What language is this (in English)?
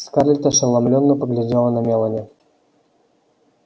Russian